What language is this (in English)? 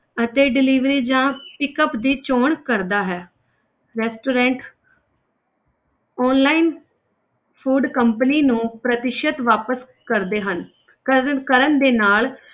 Punjabi